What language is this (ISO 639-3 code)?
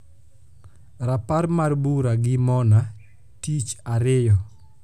luo